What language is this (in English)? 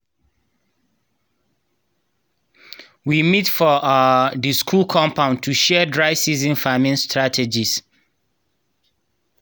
Nigerian Pidgin